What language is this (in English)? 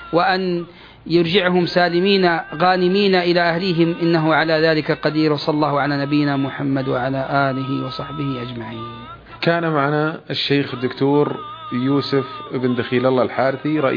Arabic